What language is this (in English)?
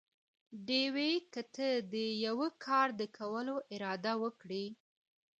Pashto